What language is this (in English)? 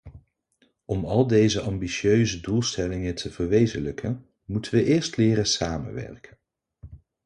Dutch